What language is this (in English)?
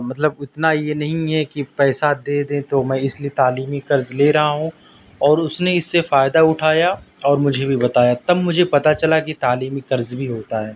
Urdu